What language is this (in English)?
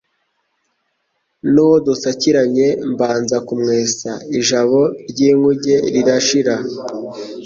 Kinyarwanda